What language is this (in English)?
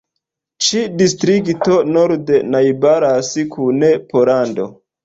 Esperanto